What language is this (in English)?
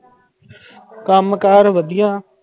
Punjabi